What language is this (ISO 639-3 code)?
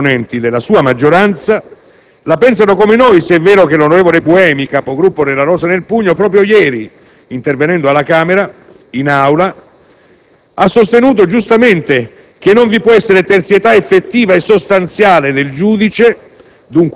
ita